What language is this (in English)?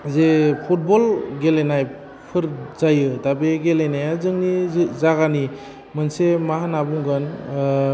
Bodo